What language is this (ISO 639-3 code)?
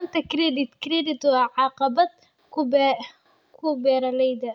som